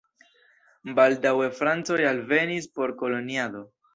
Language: Esperanto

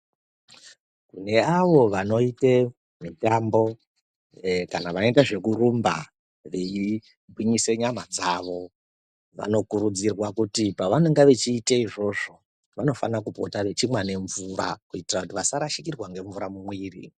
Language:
Ndau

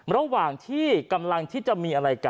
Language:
Thai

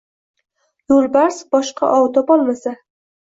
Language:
Uzbek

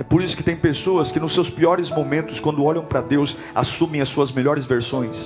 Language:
Portuguese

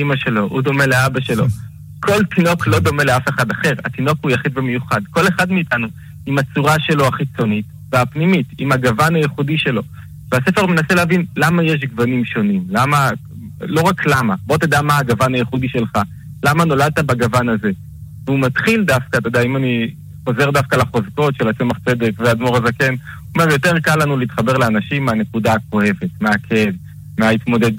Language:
Hebrew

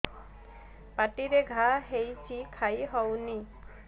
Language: Odia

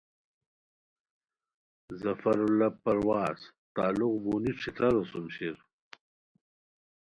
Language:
Khowar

